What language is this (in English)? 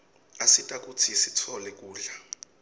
Swati